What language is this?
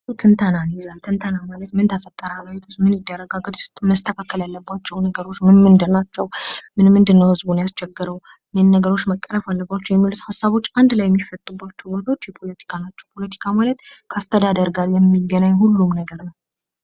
Amharic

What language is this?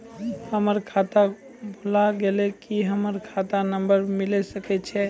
Maithili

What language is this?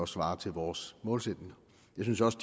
Danish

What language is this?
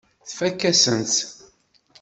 Kabyle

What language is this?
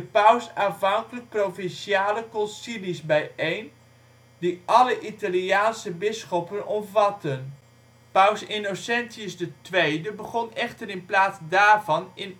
Dutch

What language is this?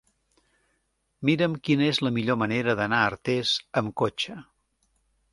Catalan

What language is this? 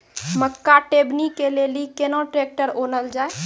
Maithili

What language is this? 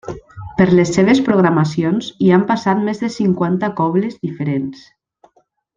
Catalan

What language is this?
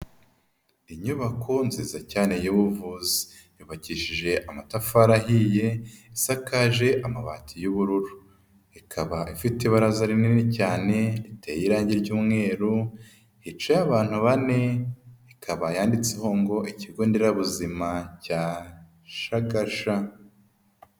Kinyarwanda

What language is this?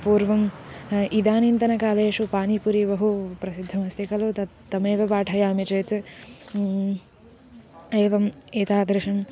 Sanskrit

